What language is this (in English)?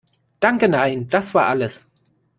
German